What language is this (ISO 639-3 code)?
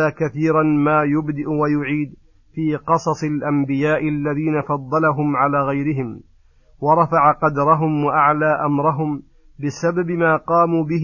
ara